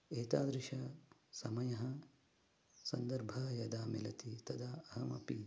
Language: Sanskrit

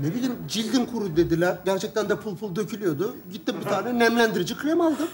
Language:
Turkish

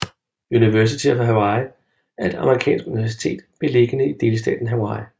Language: Danish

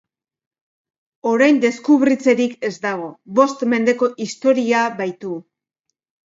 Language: Basque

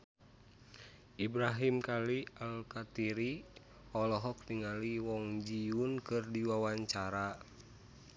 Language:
Sundanese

